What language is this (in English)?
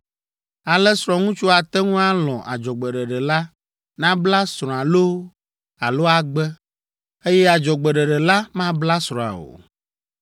Ewe